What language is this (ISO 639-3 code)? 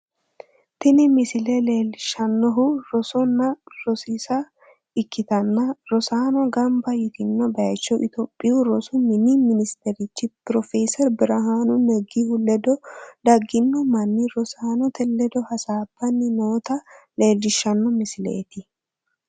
sid